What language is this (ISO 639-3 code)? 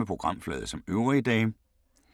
dan